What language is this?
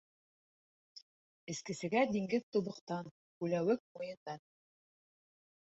Bashkir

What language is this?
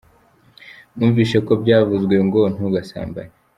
Kinyarwanda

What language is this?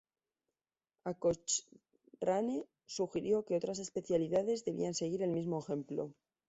Spanish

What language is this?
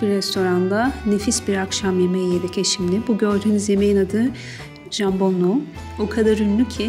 Turkish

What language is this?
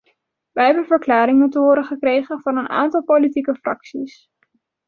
Dutch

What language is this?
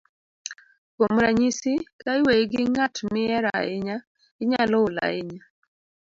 Luo (Kenya and Tanzania)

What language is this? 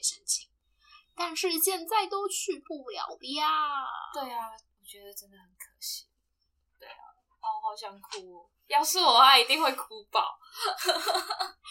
Chinese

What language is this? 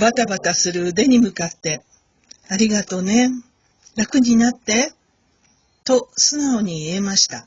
Japanese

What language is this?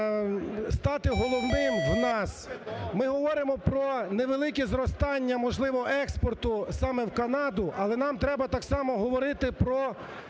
Ukrainian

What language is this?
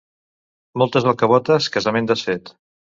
Catalan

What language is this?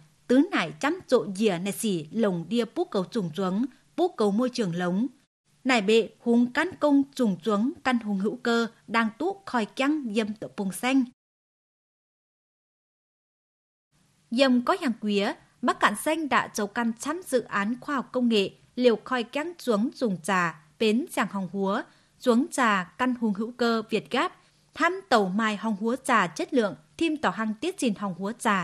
Vietnamese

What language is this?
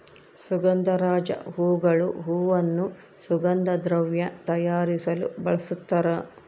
Kannada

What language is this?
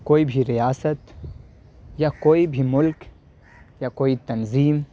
Urdu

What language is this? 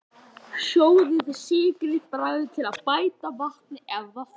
Icelandic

